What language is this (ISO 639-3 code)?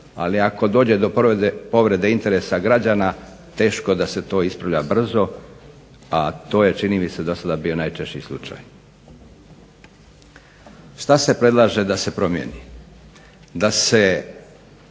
hrv